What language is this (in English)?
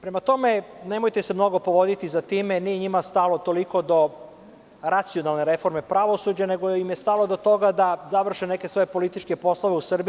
Serbian